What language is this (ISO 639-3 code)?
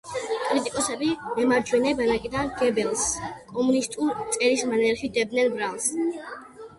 kat